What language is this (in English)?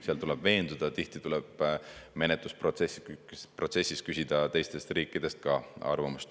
Estonian